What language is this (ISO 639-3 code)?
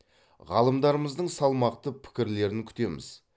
kaz